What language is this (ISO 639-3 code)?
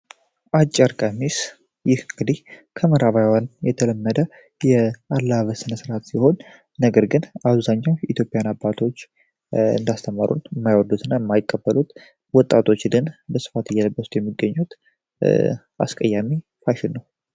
amh